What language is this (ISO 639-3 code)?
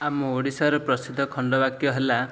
ori